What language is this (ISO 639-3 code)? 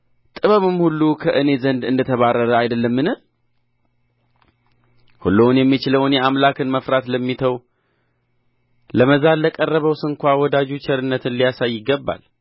amh